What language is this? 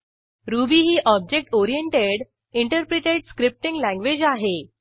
Marathi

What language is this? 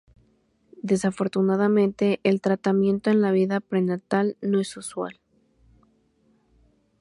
Spanish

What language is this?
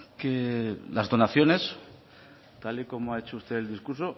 Spanish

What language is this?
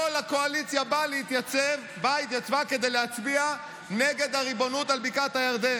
Hebrew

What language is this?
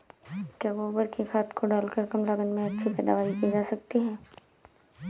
Hindi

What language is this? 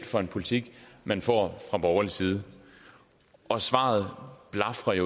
Danish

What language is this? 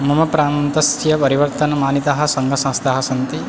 Sanskrit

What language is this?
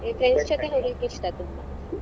Kannada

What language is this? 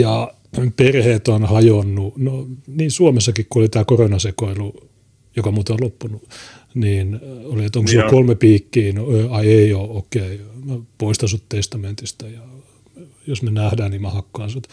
Finnish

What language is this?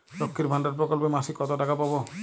Bangla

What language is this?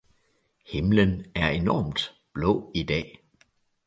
Danish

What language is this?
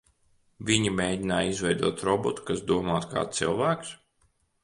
Latvian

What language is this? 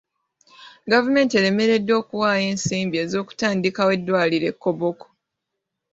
Ganda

